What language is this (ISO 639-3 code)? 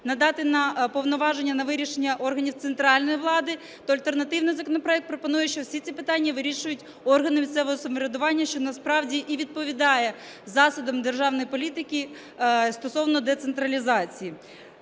ukr